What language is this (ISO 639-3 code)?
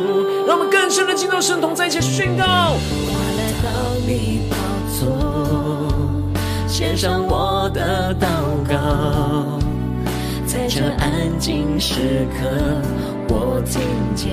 zho